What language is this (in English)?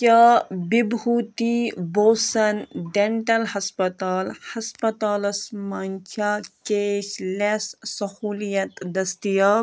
Kashmiri